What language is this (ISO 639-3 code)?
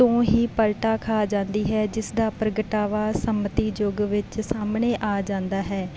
pan